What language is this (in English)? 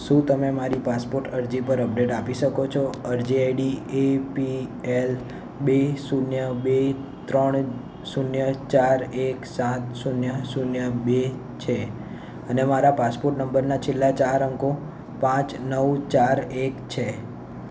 Gujarati